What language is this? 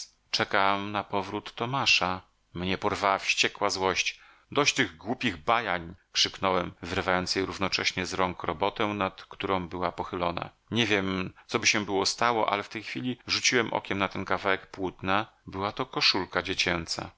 Polish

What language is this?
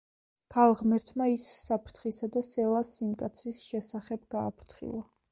Georgian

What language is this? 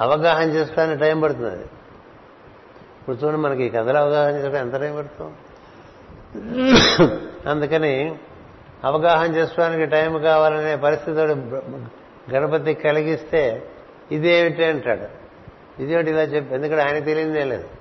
Telugu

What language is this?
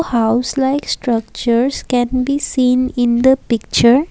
English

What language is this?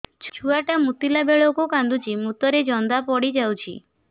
Odia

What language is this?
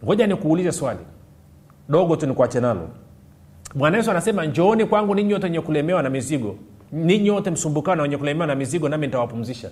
Swahili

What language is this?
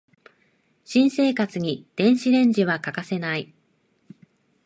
Japanese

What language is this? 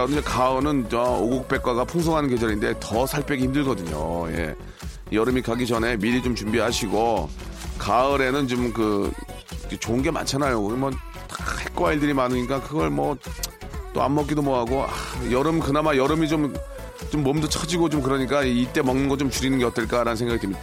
Korean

